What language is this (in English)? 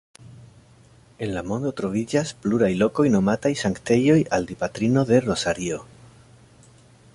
Esperanto